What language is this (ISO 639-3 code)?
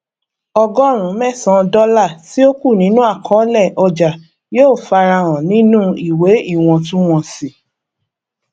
yor